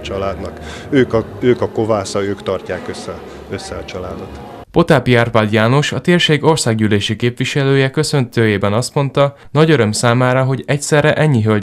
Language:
Hungarian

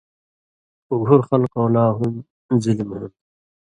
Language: Indus Kohistani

